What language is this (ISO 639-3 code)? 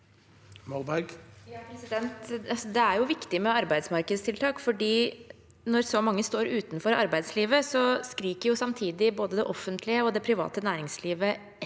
nor